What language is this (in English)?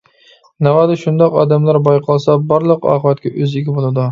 Uyghur